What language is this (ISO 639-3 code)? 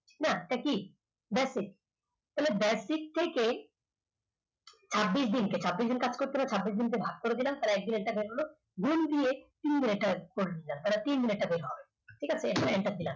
ben